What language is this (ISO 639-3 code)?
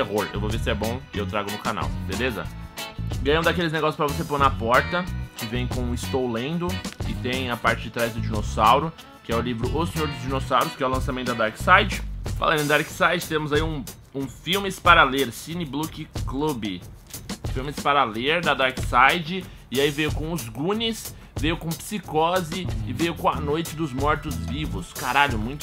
por